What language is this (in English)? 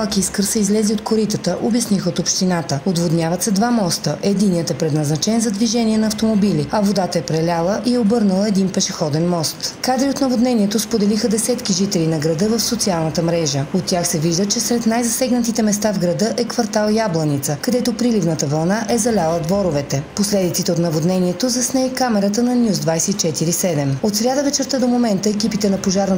Bulgarian